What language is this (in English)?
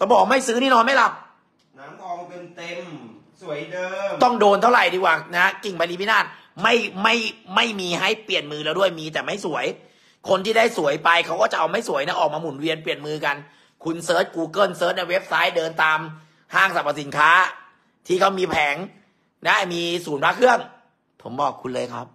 Thai